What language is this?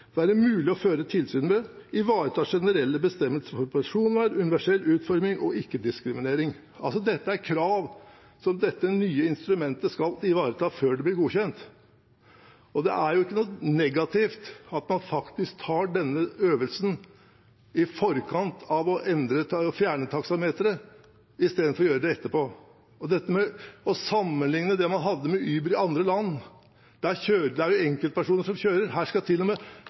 Norwegian Bokmål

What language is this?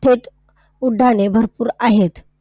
Marathi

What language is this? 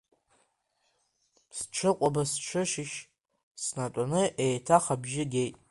Abkhazian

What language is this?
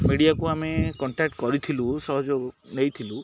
Odia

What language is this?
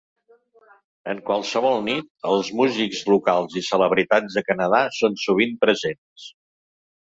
Catalan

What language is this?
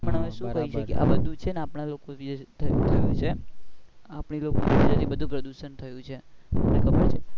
Gujarati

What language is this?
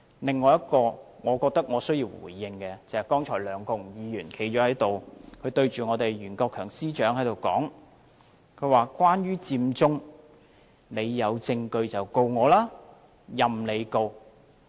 Cantonese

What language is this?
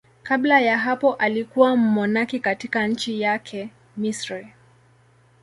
Swahili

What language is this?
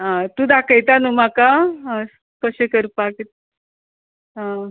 Konkani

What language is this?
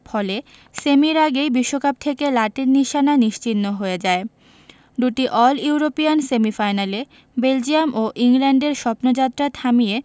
Bangla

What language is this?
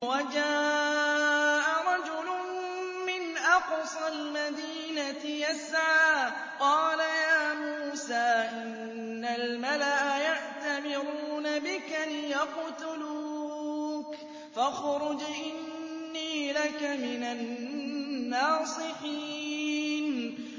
Arabic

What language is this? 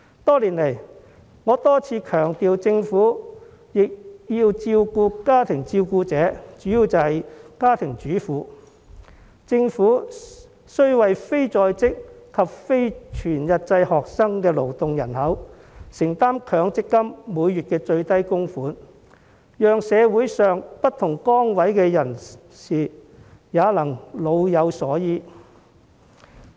Cantonese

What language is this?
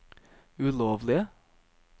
Norwegian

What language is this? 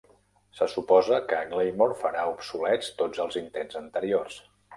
Catalan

